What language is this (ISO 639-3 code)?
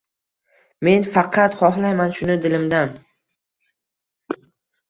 uzb